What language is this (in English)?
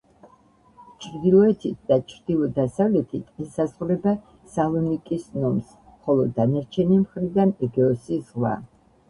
Georgian